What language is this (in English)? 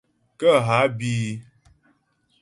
Ghomala